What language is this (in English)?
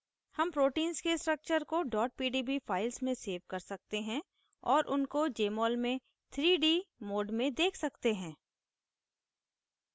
Hindi